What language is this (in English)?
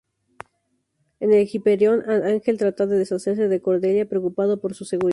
Spanish